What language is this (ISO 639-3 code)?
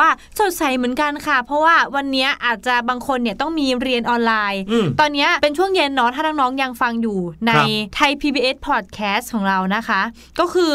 tha